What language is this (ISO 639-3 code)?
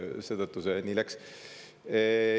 est